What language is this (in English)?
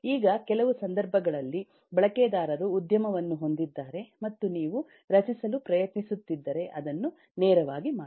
Kannada